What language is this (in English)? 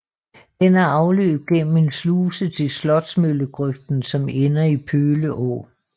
Danish